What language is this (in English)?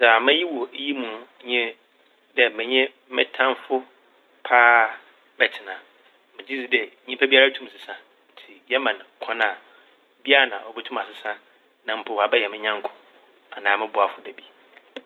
Akan